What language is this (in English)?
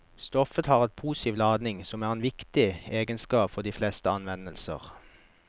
Norwegian